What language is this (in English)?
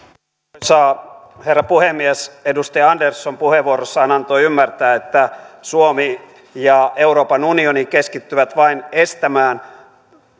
Finnish